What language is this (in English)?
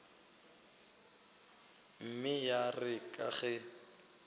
Northern Sotho